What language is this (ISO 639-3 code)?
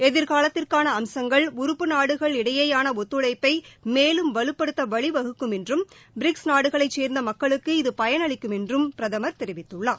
tam